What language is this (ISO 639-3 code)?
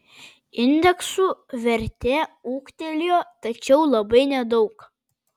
lit